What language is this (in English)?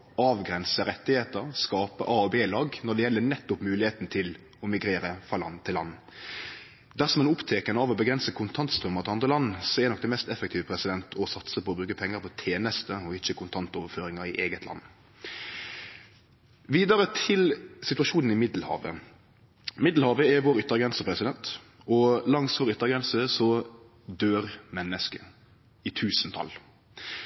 Norwegian Nynorsk